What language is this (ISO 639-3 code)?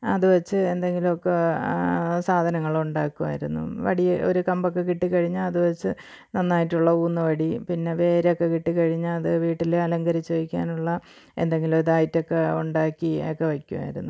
mal